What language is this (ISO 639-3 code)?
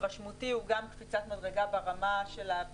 heb